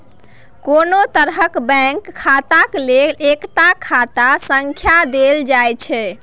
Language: Maithili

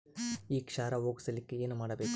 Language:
Kannada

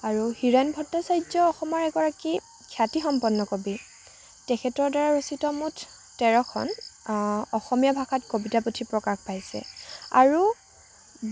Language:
Assamese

